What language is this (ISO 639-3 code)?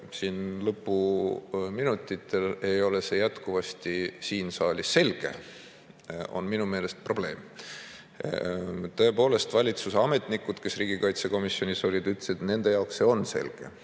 est